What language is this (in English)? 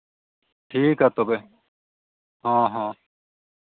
Santali